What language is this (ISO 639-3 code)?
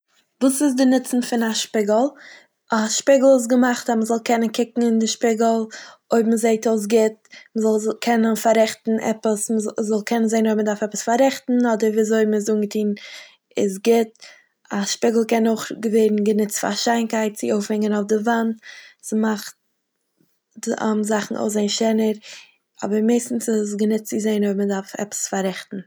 yid